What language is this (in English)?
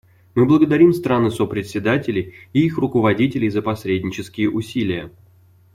Russian